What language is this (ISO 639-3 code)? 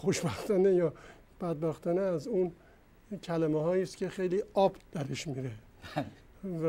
fas